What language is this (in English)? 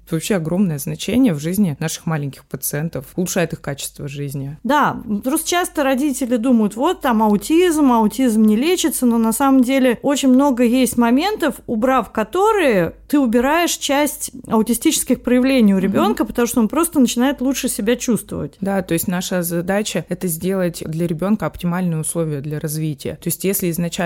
Russian